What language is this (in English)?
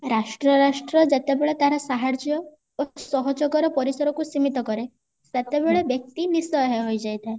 Odia